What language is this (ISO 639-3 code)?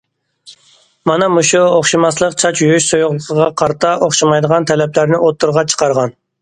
uig